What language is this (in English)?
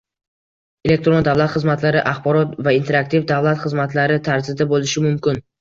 Uzbek